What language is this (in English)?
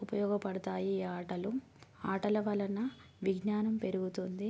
Telugu